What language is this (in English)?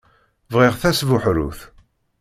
Kabyle